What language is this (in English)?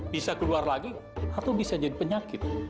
Indonesian